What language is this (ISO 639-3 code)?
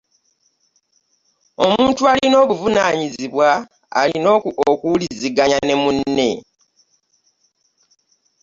lug